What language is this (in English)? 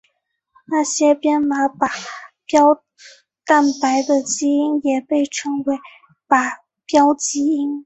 Chinese